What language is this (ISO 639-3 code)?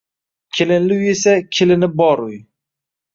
uzb